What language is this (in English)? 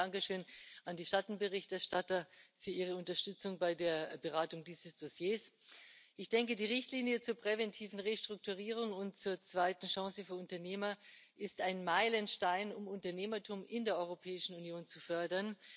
German